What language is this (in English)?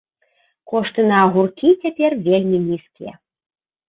Belarusian